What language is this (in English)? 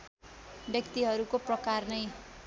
Nepali